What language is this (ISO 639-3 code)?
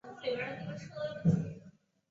zho